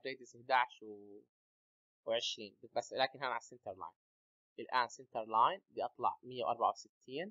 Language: Arabic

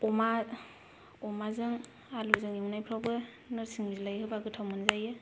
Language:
Bodo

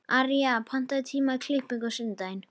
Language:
Icelandic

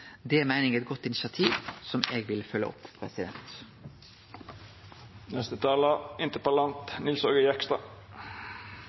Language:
Norwegian Nynorsk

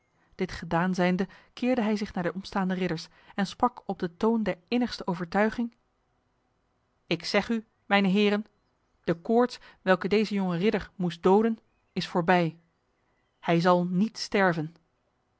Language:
Dutch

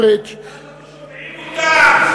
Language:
Hebrew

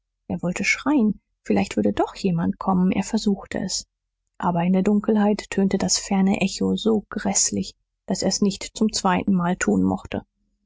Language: German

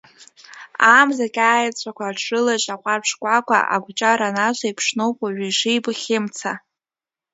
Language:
Abkhazian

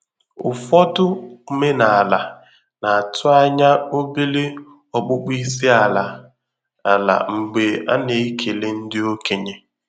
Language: Igbo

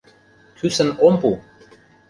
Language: Mari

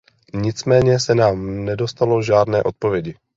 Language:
Czech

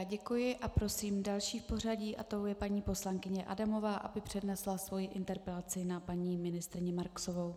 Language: Czech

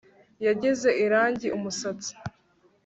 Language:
Kinyarwanda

